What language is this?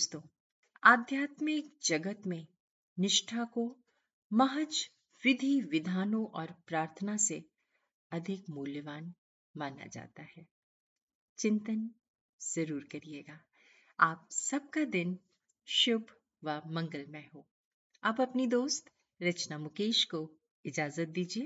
Hindi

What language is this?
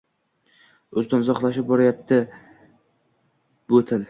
Uzbek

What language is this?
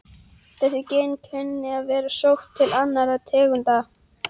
Icelandic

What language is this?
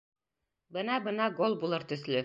Bashkir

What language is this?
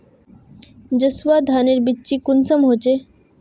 Magahi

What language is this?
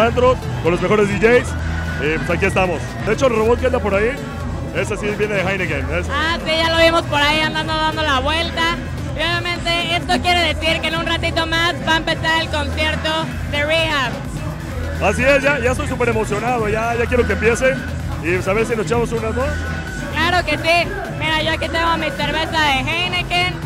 Spanish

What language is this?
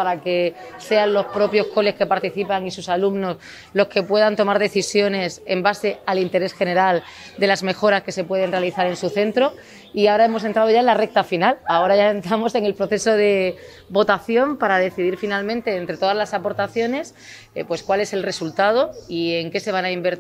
Spanish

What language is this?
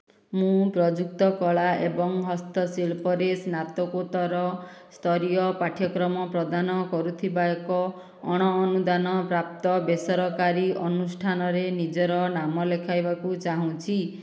Odia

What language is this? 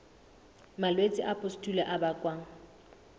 Southern Sotho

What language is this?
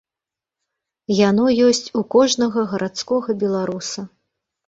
Belarusian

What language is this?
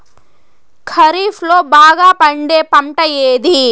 Telugu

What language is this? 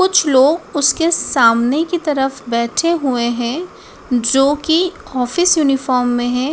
Hindi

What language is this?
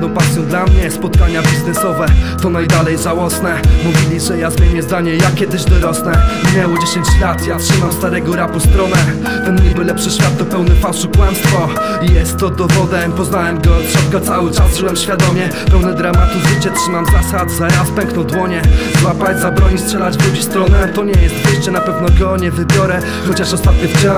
Polish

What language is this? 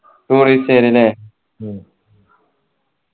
Malayalam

